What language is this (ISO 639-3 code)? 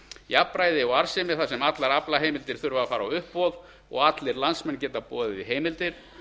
isl